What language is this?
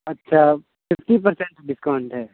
Urdu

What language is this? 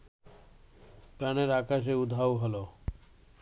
Bangla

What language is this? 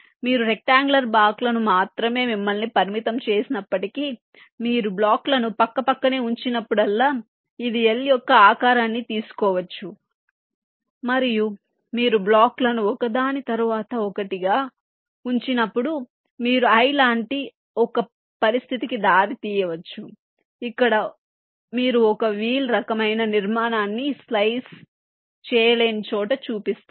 Telugu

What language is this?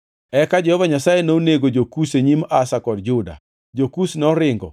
Luo (Kenya and Tanzania)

